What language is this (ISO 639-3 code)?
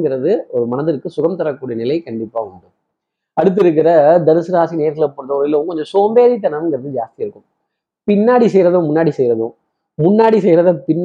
tam